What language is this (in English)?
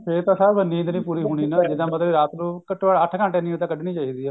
Punjabi